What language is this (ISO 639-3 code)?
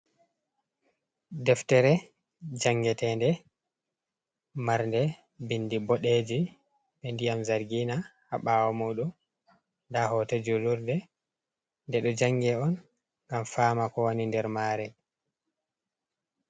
ful